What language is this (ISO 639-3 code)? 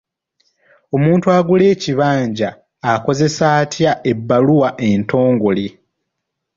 lug